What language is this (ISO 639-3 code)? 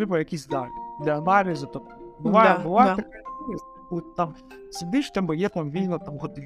ukr